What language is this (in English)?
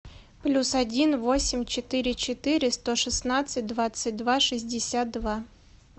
Russian